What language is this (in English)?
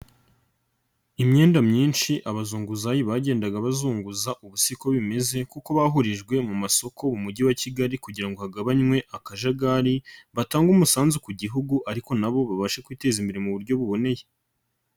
Kinyarwanda